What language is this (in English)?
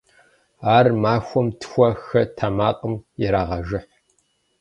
Kabardian